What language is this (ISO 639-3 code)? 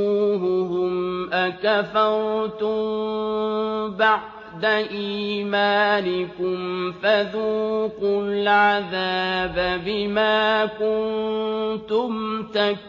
ara